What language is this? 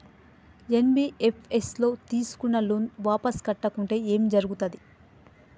Telugu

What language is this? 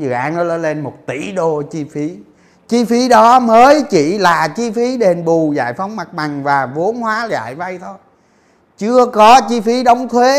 Vietnamese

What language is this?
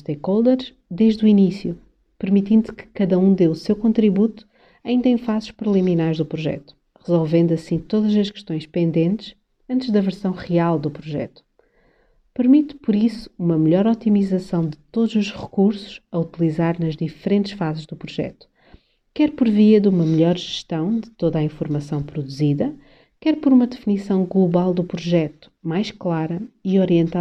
Portuguese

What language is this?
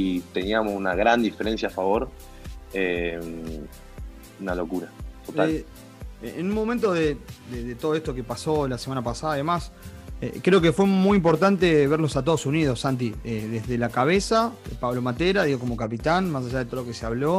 Spanish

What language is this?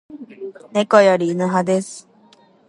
Japanese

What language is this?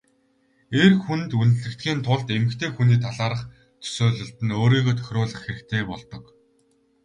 Mongolian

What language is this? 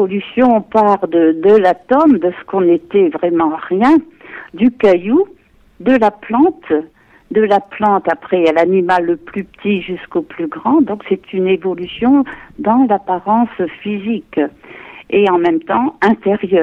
French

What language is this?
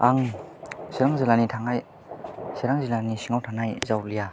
Bodo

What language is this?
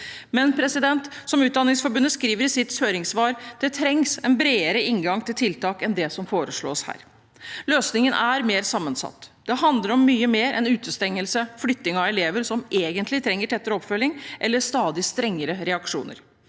Norwegian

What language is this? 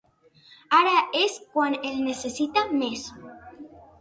Catalan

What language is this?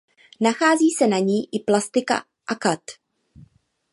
Czech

